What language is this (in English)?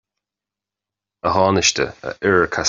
Irish